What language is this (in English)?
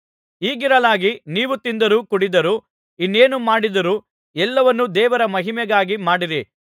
Kannada